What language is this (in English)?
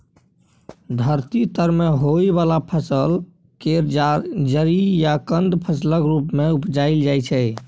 Maithili